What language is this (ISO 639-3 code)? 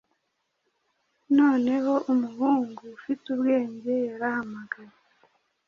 kin